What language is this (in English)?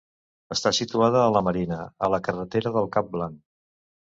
Catalan